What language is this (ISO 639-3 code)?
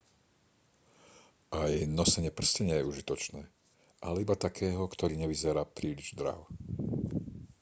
slk